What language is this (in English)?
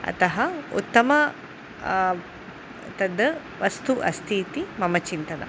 Sanskrit